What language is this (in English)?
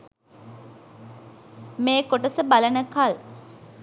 Sinhala